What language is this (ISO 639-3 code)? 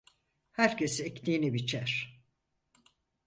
tur